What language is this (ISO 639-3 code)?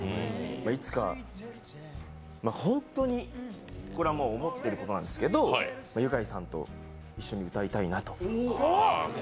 jpn